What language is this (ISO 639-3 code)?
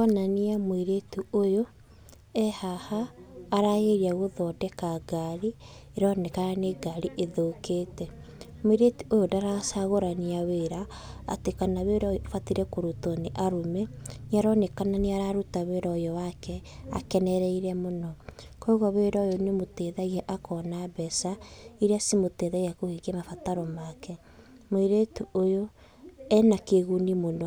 kik